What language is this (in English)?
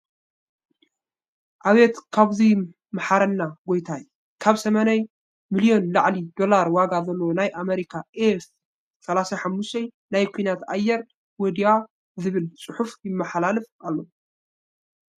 Tigrinya